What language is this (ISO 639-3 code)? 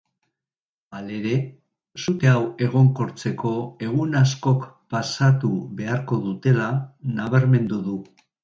eus